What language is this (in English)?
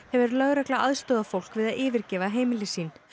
Icelandic